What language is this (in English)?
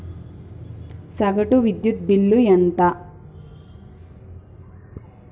Telugu